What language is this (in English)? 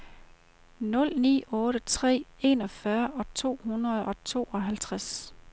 Danish